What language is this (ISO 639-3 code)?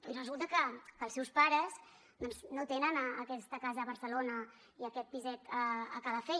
cat